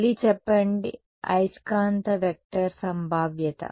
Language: Telugu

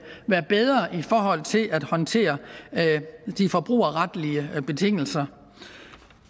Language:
Danish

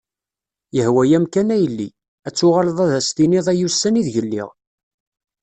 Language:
Kabyle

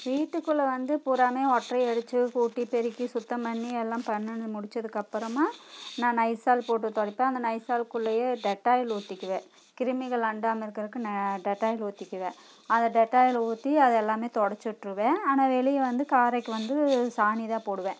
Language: Tamil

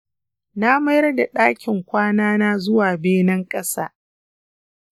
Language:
Hausa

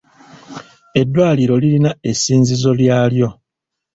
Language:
Ganda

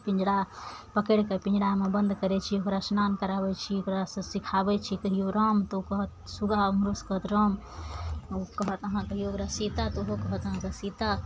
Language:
Maithili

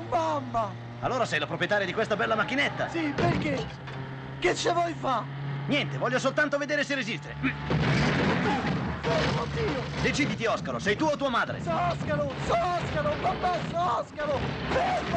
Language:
Italian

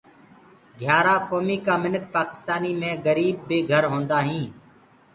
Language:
Gurgula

